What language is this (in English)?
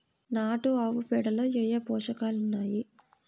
Telugu